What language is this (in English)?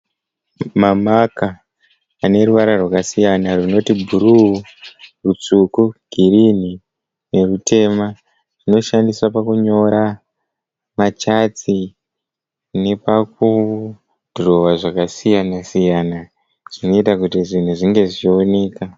Shona